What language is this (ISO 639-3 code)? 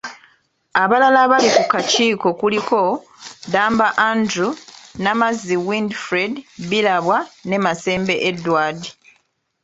lug